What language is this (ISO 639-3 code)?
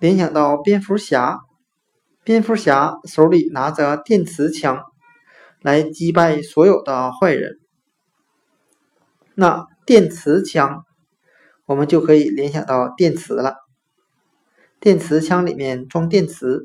zho